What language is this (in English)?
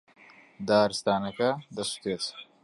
Central Kurdish